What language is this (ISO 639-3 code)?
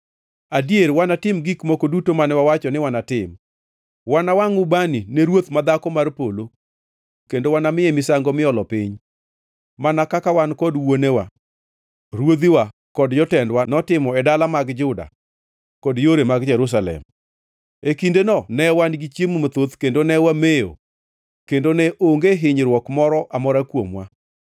luo